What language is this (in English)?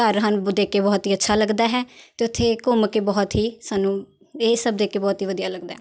Punjabi